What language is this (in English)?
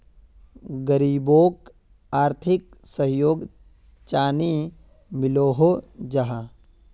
Magahi